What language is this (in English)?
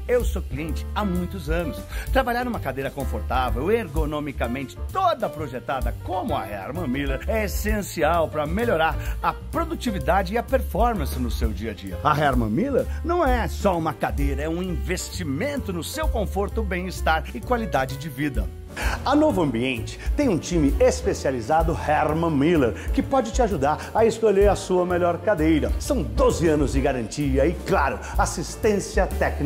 Portuguese